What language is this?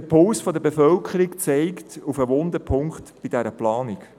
Swiss German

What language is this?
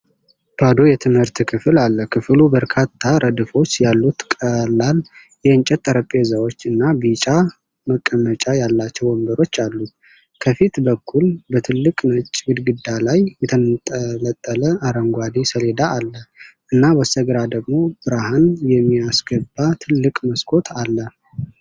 Amharic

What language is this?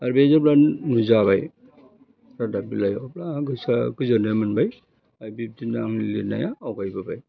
Bodo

